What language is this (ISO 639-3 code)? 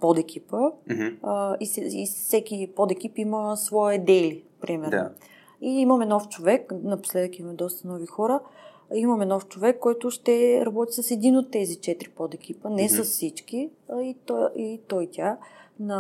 bul